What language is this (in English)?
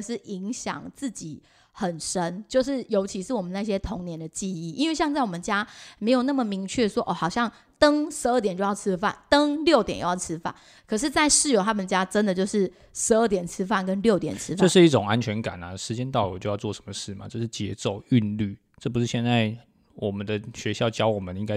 Chinese